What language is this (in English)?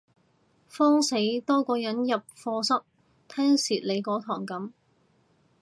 Cantonese